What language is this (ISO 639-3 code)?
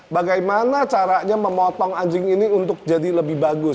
ind